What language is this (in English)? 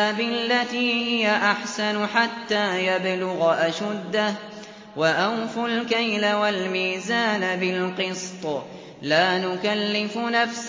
Arabic